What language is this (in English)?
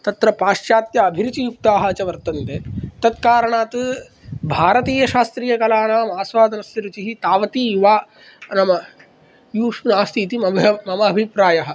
Sanskrit